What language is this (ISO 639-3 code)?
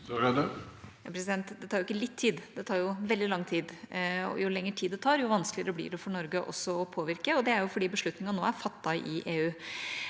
nor